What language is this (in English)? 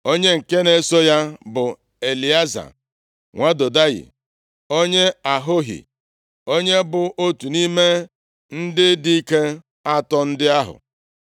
Igbo